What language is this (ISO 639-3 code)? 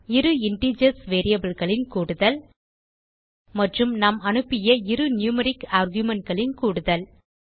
tam